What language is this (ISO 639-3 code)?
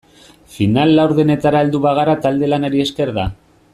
eus